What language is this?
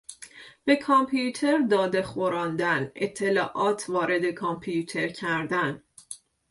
Persian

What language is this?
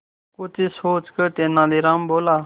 Hindi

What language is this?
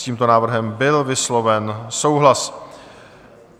Czech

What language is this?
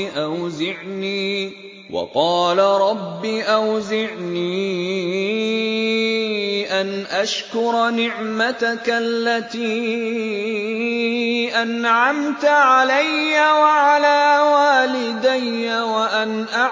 Arabic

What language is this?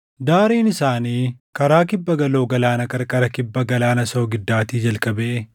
Oromo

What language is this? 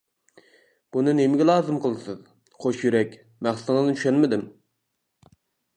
Uyghur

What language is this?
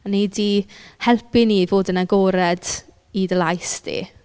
Welsh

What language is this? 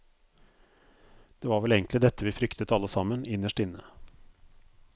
Norwegian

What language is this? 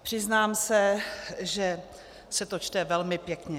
Czech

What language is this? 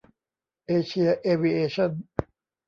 Thai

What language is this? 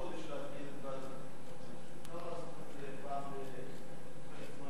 Hebrew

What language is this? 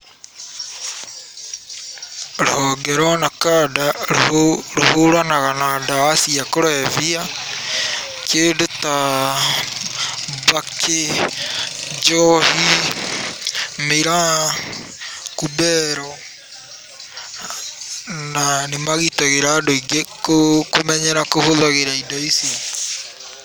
Kikuyu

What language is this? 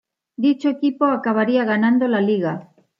Spanish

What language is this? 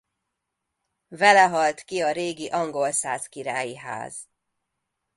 Hungarian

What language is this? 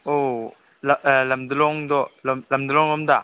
Manipuri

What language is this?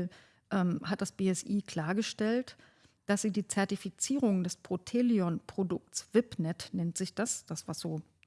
German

